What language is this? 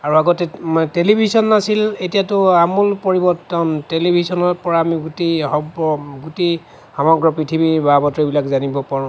Assamese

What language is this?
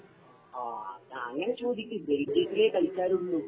Malayalam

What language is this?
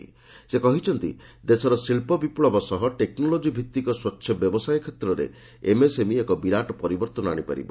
Odia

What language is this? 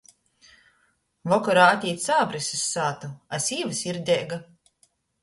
Latgalian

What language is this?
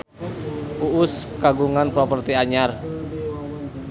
Sundanese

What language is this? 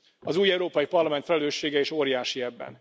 Hungarian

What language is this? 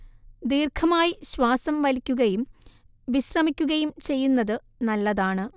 Malayalam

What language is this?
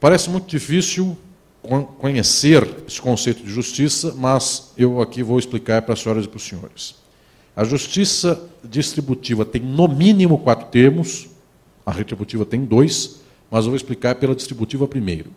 Portuguese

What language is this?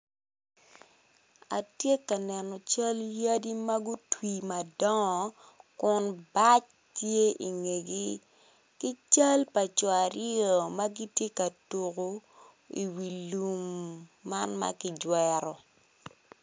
Acoli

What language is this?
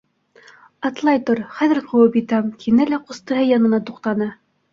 Bashkir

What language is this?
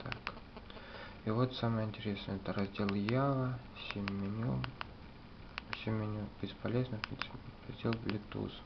Russian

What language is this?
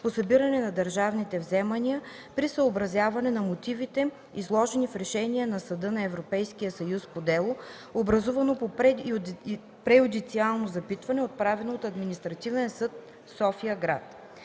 Bulgarian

